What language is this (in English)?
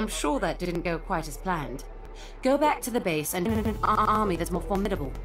English